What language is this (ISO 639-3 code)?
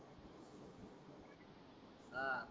mar